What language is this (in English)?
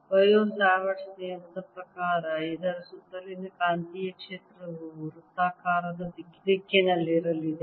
Kannada